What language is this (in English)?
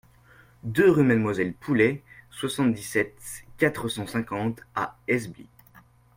French